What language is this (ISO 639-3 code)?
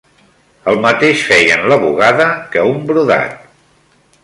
cat